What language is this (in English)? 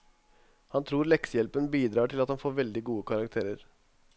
Norwegian